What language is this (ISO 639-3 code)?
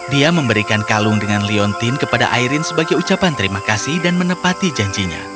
ind